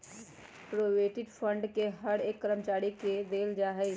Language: Magahi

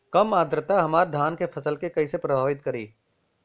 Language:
Bhojpuri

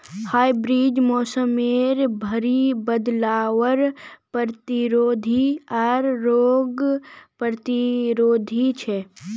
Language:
Magahi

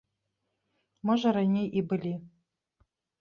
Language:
Belarusian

